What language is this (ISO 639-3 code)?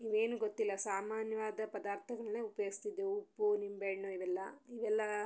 kan